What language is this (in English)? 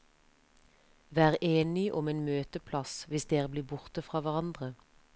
Norwegian